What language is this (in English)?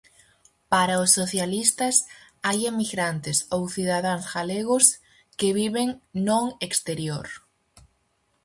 Galician